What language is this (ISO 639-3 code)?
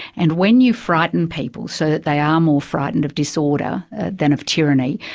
eng